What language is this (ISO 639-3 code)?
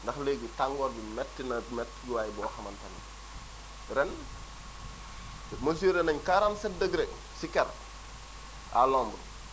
wol